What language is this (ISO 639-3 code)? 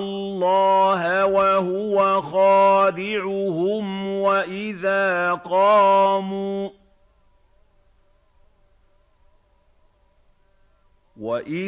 ara